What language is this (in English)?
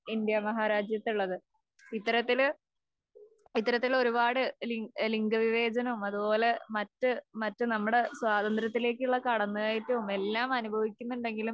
Malayalam